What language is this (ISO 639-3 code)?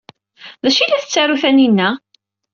kab